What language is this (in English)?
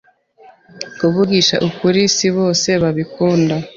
Kinyarwanda